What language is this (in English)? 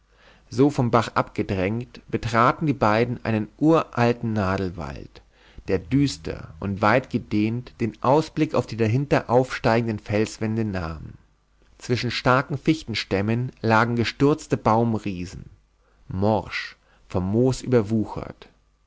German